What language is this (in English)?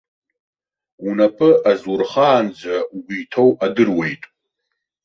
Abkhazian